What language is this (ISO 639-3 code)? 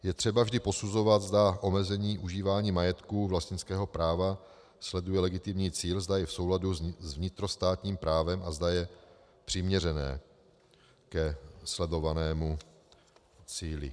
ces